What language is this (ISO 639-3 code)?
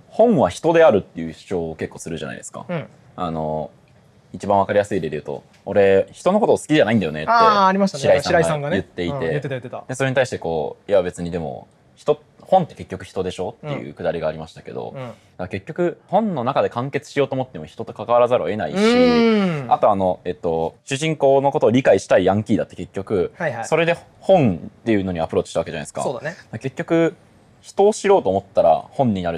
jpn